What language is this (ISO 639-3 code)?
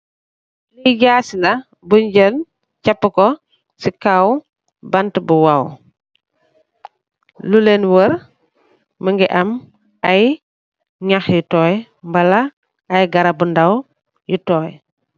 wol